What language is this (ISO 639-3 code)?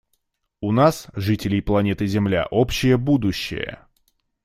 rus